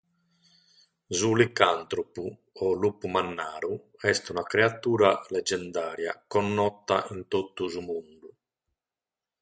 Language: Sardinian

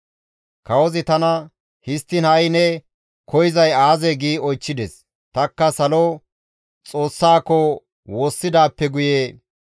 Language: Gamo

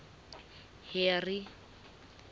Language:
Southern Sotho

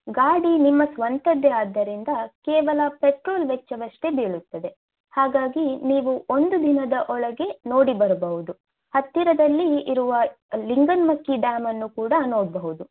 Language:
Kannada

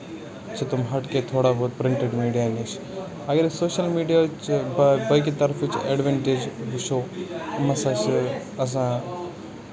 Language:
Kashmiri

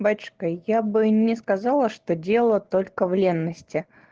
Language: Russian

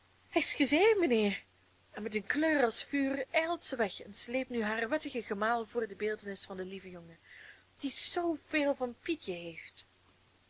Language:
Dutch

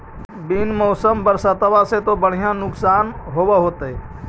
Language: Magahi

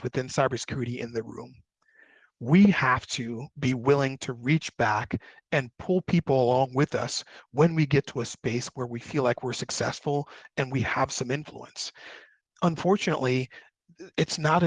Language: English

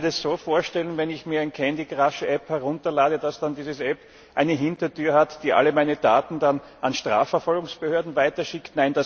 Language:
German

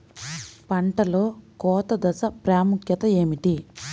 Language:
Telugu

